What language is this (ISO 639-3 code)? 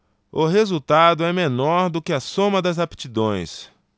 por